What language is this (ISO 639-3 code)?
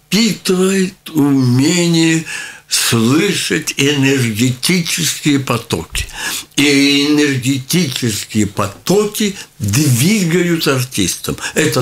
rus